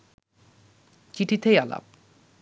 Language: Bangla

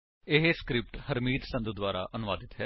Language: Punjabi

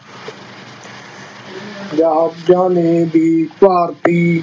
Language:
Punjabi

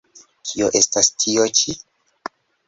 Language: Esperanto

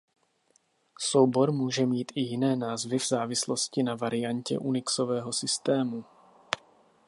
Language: Czech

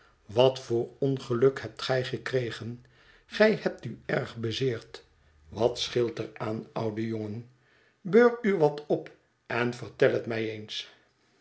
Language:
Dutch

